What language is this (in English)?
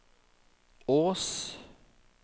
Norwegian